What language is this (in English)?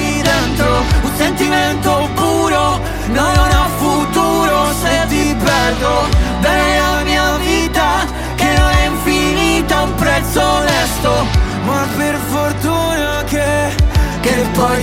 Italian